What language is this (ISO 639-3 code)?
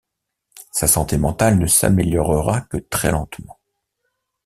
fra